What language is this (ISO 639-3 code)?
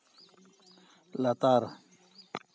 sat